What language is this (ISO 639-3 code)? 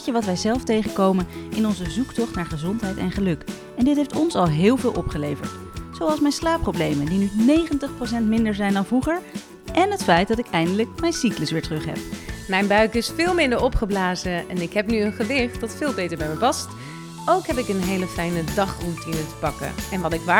nld